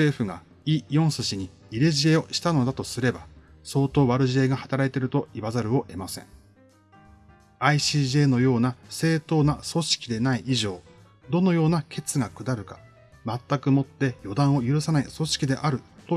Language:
Japanese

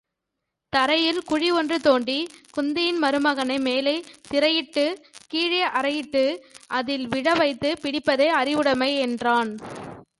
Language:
Tamil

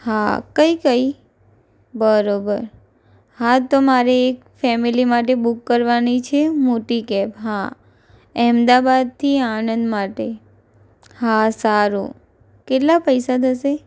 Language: Gujarati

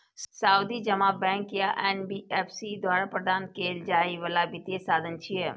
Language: Maithili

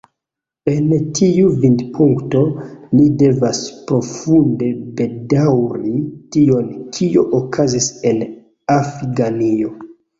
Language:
Esperanto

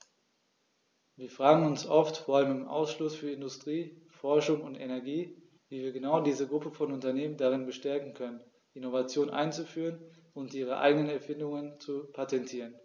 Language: German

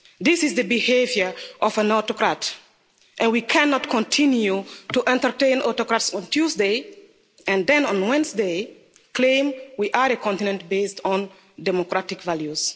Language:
English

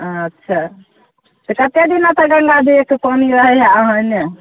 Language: Maithili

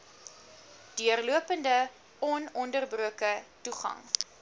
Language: Afrikaans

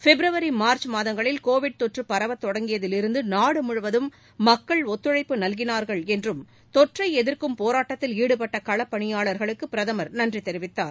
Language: Tamil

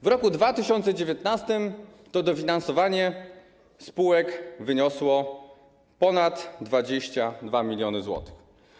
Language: Polish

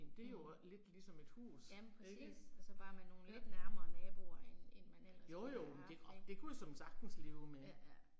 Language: Danish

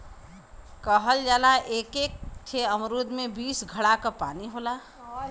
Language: Bhojpuri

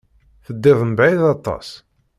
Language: Kabyle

